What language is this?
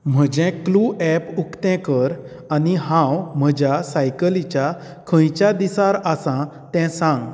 Konkani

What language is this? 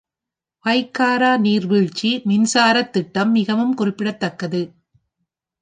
Tamil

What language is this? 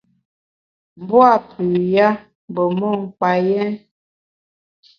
Bamun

